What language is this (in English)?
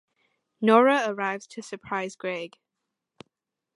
English